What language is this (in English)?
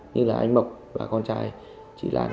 Vietnamese